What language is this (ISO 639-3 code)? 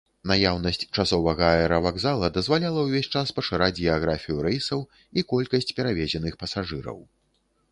bel